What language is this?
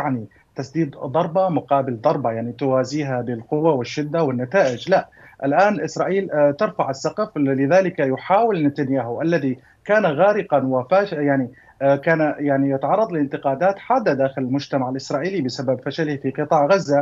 Arabic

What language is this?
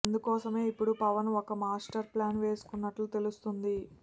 Telugu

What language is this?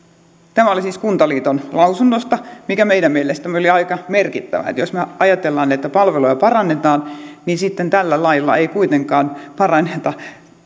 Finnish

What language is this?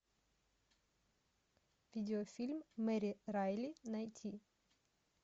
Russian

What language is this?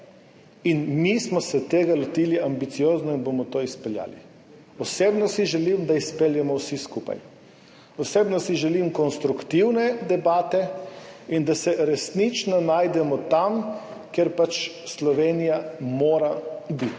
Slovenian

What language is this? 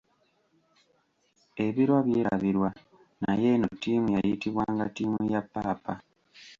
Ganda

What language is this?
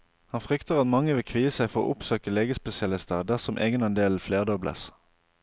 Norwegian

